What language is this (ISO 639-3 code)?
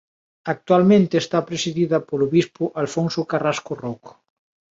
glg